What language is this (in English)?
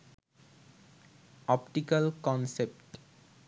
Bangla